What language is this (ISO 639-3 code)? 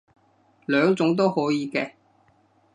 yue